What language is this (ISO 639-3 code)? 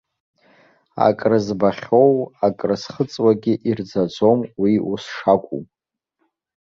abk